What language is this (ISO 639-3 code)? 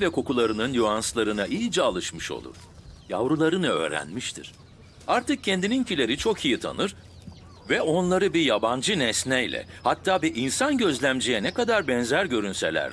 tur